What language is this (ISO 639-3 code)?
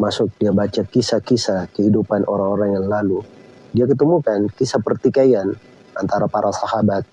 ind